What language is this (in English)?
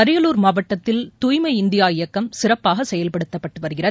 Tamil